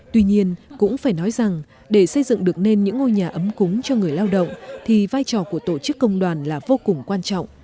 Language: Vietnamese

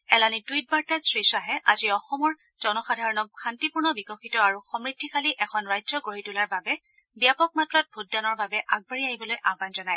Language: Assamese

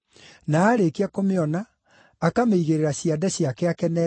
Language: Kikuyu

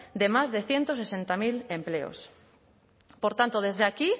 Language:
Spanish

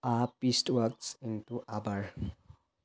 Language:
Assamese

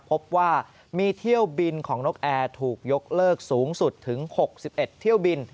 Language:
Thai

